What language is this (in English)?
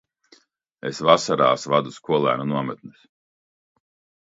Latvian